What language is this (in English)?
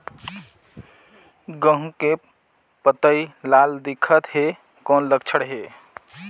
Chhattisgarhi